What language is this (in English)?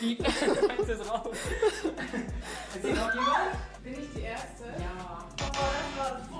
German